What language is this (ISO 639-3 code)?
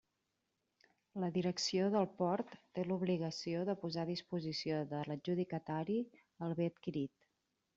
cat